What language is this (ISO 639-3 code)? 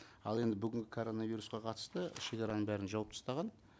kaz